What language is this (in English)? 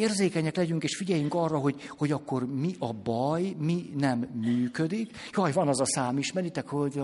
Hungarian